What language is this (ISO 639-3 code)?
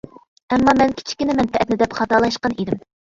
uig